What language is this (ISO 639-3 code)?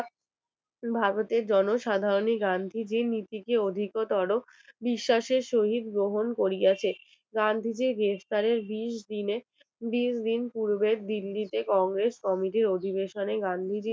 ben